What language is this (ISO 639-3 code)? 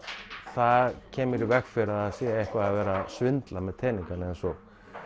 isl